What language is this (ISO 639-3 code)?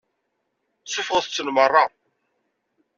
kab